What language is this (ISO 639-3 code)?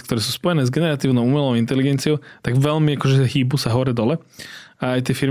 slk